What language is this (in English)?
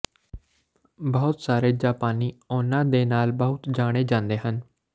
Punjabi